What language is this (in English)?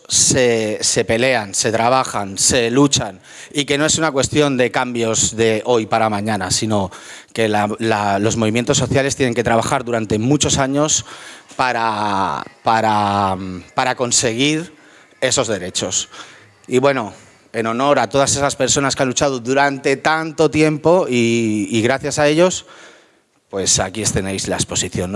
Spanish